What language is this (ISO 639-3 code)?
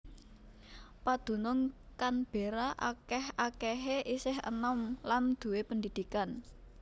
jav